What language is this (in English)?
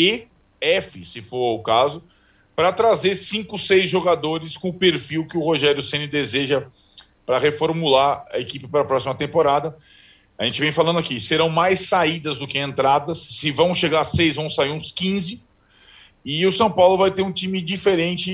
Portuguese